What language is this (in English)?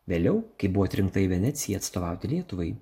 Lithuanian